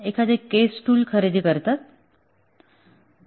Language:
Marathi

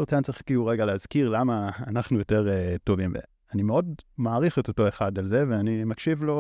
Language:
Hebrew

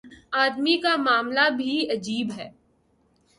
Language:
Urdu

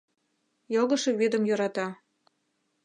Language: Mari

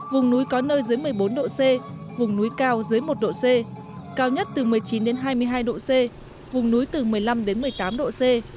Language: Vietnamese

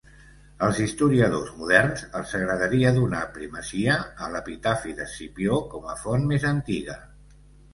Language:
Catalan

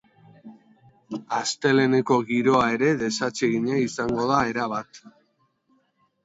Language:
Basque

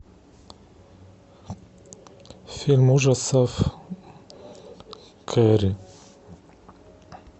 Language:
Russian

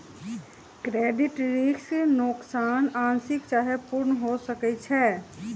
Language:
Magahi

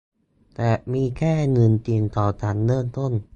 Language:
Thai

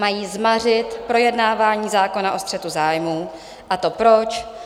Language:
Czech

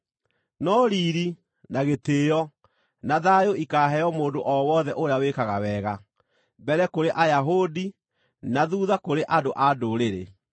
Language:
Kikuyu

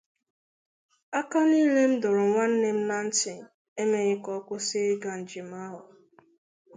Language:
Igbo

